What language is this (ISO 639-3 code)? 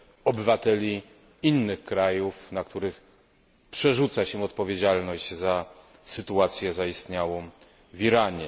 pol